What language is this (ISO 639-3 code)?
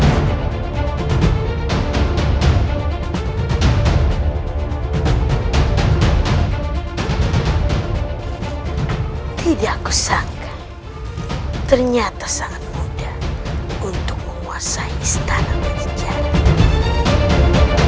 ind